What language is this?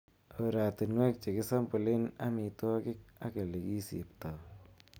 Kalenjin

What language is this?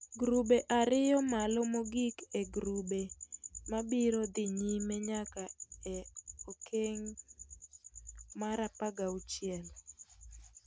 Luo (Kenya and Tanzania)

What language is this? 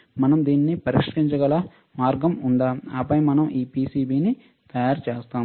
Telugu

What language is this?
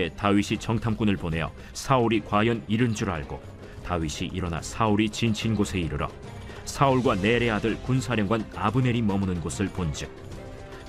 Korean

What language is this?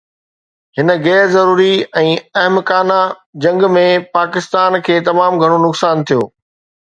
Sindhi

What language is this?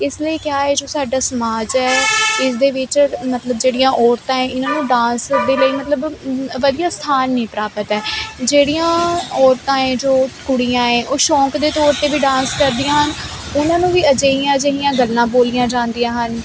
Punjabi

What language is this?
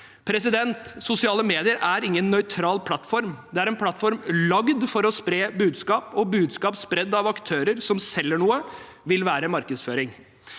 Norwegian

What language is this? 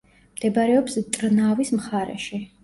Georgian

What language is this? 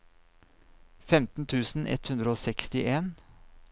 Norwegian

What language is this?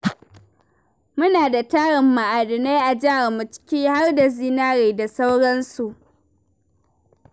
Hausa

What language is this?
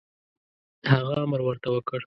Pashto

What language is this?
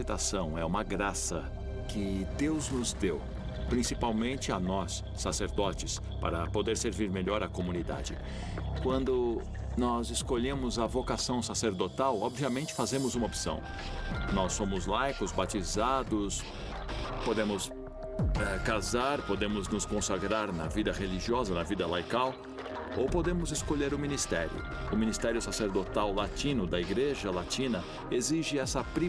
Portuguese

